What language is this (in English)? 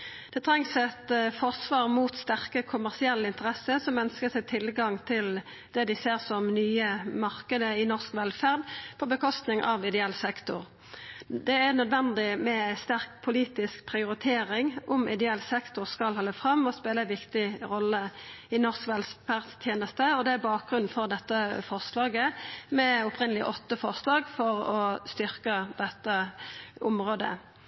Norwegian Nynorsk